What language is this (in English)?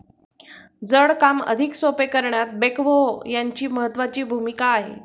Marathi